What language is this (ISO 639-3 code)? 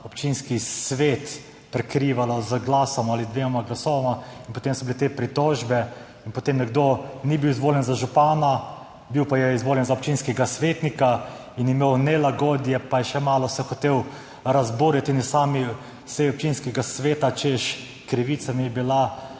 slv